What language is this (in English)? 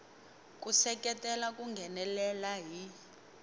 Tsonga